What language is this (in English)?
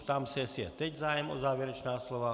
Czech